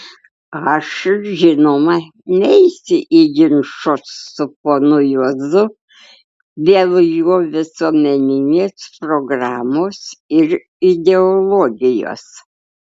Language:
Lithuanian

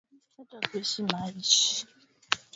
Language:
Swahili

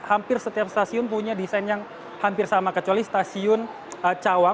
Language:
Indonesian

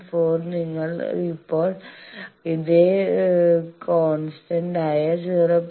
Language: Malayalam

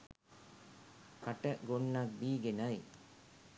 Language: Sinhala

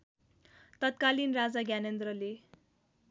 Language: Nepali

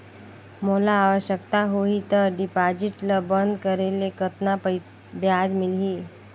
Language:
Chhattisgarhi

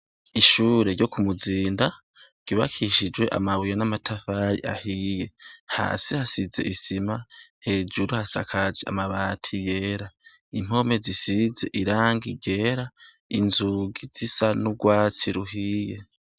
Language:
Rundi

